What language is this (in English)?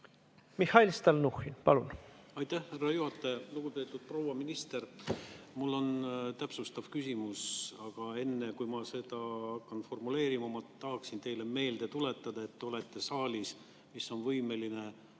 Estonian